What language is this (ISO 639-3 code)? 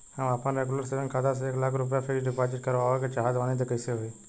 bho